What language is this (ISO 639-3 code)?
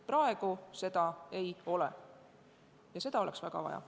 est